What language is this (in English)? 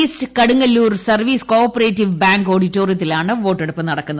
Malayalam